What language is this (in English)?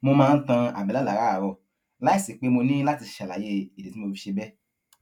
Yoruba